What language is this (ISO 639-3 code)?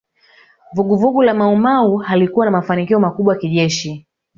swa